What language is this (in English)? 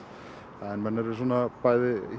Icelandic